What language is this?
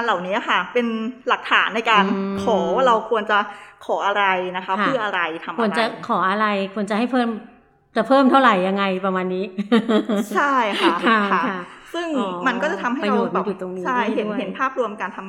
Thai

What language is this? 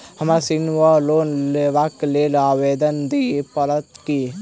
Maithili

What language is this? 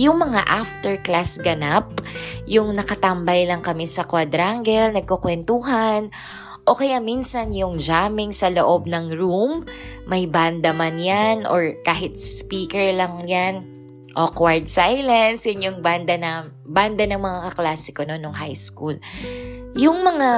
Filipino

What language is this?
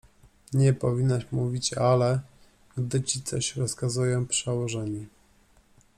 Polish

